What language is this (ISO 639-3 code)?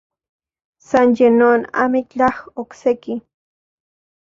ncx